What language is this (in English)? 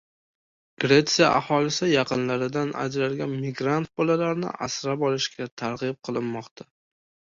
Uzbek